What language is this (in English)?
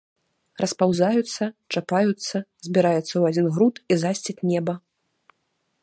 Belarusian